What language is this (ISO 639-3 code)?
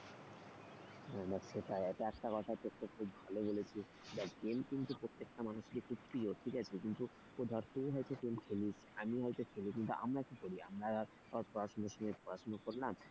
ben